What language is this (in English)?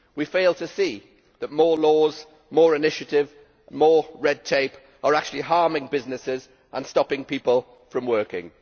English